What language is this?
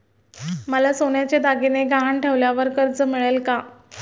Marathi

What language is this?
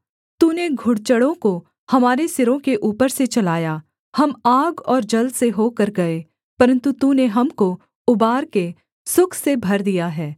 Hindi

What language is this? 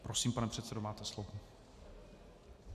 Czech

